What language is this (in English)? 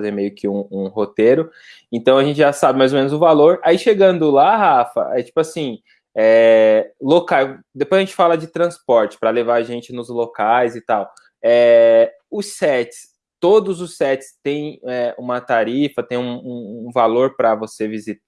Portuguese